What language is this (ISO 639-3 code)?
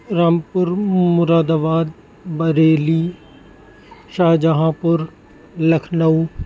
urd